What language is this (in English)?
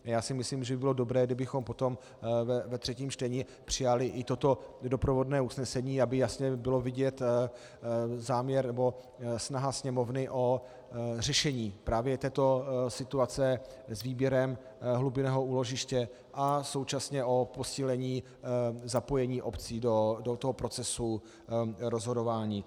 Czech